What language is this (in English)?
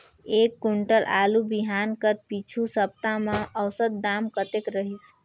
Chhattisgarhi